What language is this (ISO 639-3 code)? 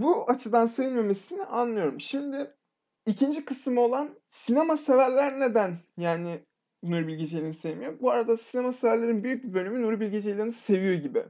tur